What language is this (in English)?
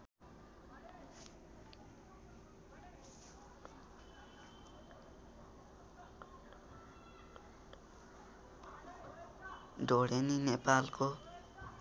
Nepali